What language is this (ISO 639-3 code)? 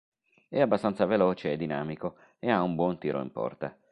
ita